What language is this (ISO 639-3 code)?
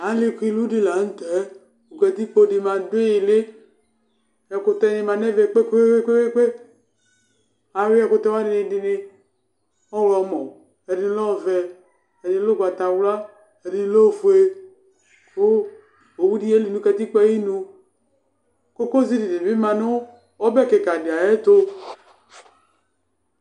kpo